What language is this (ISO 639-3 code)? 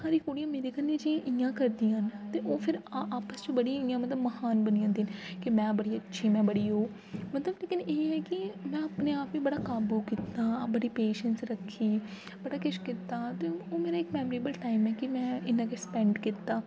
doi